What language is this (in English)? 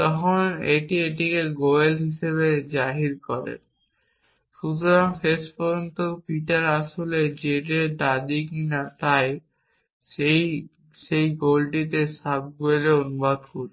Bangla